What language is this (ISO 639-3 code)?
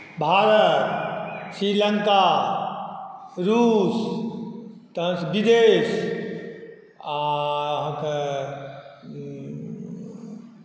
mai